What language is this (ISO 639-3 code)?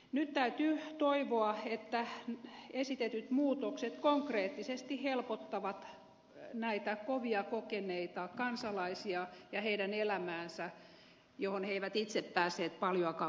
fin